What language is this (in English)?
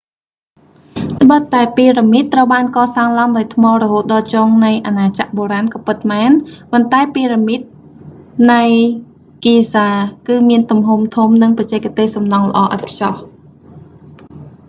Khmer